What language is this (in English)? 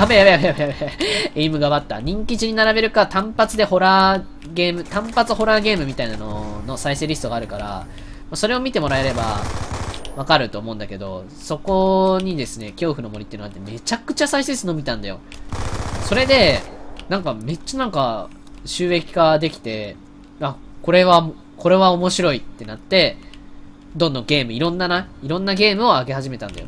Japanese